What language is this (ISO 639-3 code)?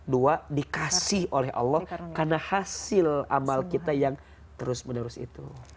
ind